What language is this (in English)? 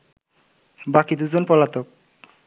Bangla